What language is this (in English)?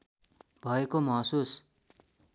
Nepali